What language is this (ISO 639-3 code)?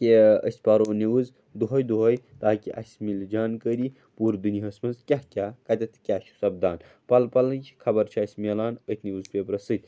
kas